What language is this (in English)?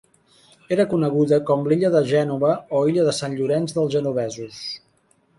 Catalan